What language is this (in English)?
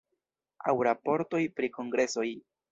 Esperanto